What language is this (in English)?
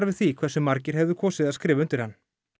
Icelandic